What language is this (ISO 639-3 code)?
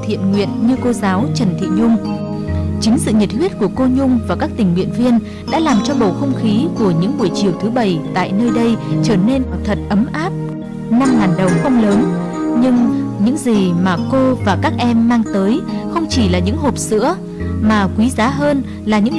vie